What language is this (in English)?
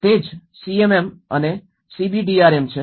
Gujarati